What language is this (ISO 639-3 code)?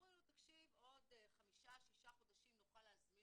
heb